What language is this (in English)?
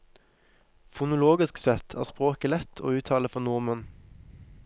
Norwegian